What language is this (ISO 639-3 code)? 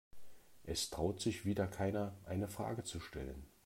deu